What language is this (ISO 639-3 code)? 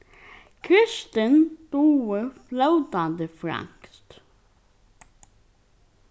fao